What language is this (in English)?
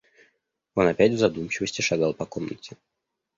Russian